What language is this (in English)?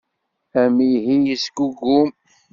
Kabyle